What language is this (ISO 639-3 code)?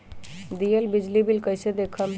mag